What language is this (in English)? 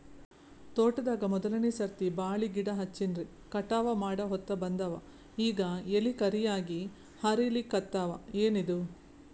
Kannada